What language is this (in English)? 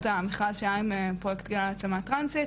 Hebrew